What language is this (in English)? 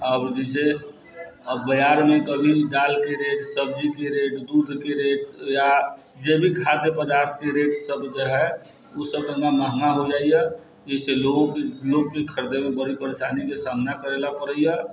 Maithili